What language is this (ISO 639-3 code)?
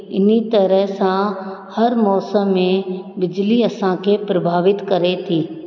snd